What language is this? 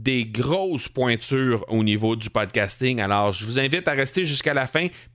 French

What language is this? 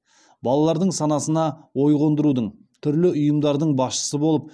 Kazakh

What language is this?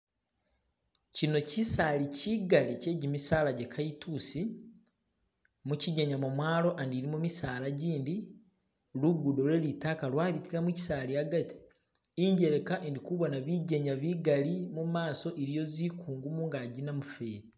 Masaaba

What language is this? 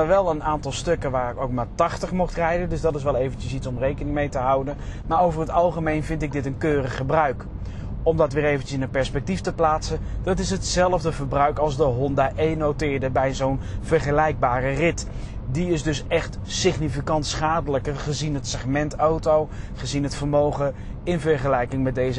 Dutch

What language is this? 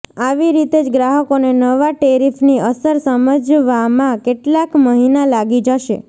Gujarati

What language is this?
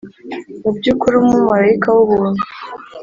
Kinyarwanda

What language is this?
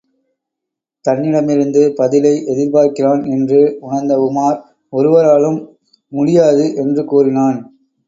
Tamil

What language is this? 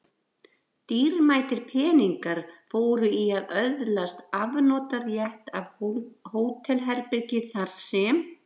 Icelandic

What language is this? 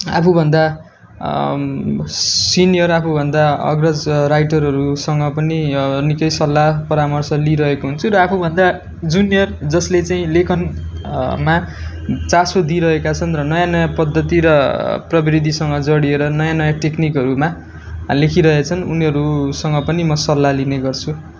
Nepali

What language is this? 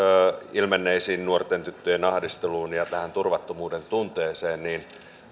Finnish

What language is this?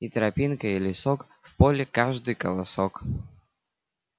Russian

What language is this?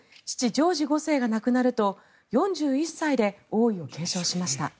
Japanese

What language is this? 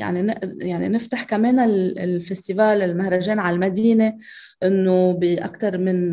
Arabic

